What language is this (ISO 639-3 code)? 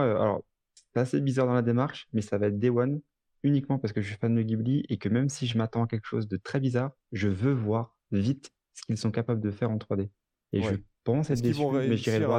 fra